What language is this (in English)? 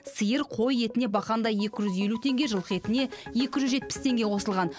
Kazakh